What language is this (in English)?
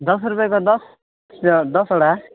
Nepali